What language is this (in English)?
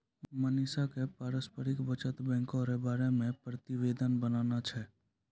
Maithili